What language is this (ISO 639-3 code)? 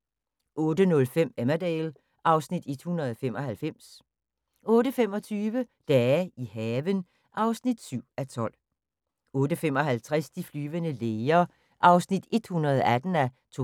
dan